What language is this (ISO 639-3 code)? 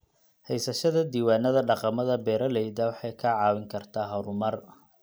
som